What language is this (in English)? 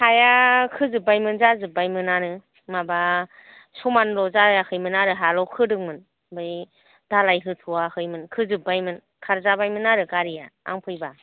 Bodo